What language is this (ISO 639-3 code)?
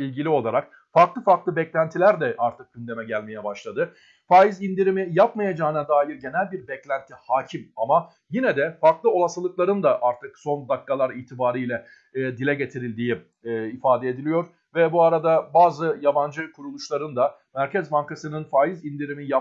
tur